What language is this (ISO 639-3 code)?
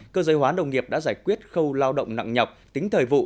vie